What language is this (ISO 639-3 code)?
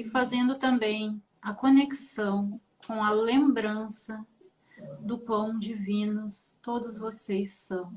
por